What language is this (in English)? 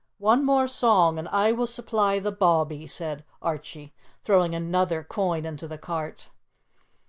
English